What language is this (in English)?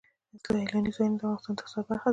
Pashto